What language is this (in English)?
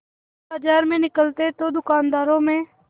Hindi